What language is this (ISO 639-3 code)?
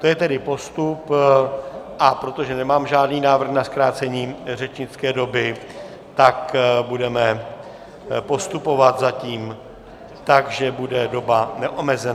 ces